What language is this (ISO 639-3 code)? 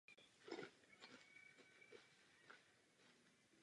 ces